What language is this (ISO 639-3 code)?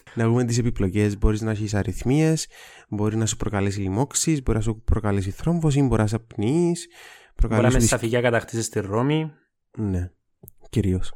ell